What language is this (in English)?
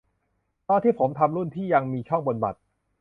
Thai